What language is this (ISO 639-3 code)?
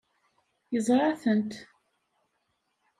kab